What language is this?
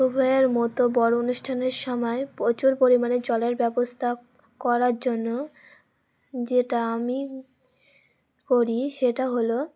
Bangla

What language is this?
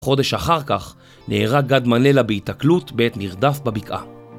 Hebrew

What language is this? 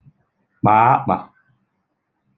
Igbo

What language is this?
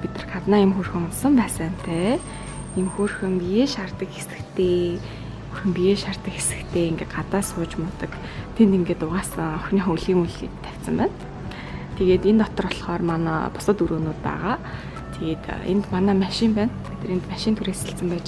Russian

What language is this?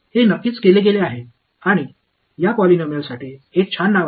Marathi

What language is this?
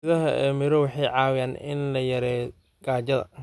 Somali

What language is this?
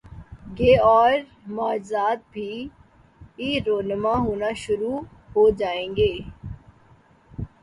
Urdu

